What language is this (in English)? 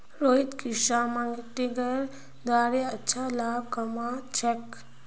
Magahi